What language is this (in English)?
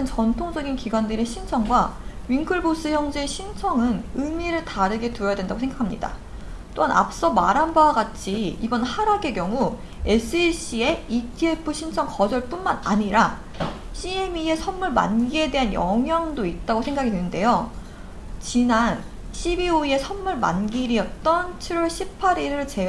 Korean